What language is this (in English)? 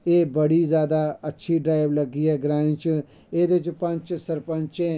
Dogri